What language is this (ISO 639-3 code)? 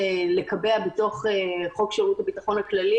heb